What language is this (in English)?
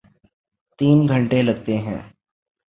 Urdu